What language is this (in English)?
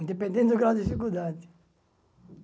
Portuguese